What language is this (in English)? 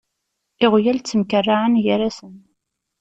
Kabyle